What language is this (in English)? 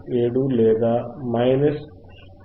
Telugu